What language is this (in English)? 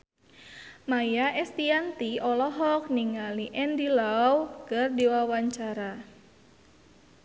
Sundanese